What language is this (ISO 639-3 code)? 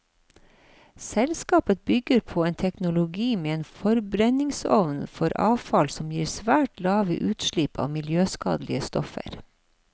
nor